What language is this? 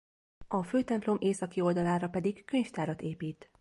Hungarian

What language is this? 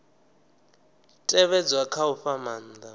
Venda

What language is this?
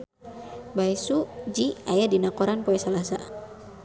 Sundanese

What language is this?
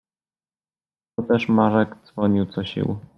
Polish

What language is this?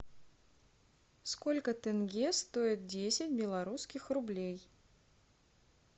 Russian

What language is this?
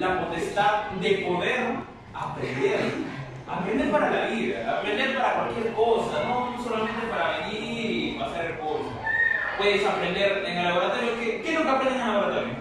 Spanish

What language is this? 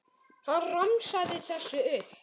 Icelandic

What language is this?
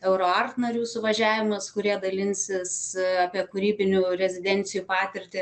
Lithuanian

